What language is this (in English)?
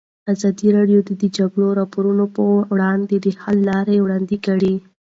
Pashto